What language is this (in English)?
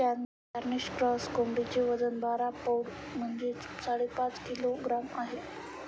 Marathi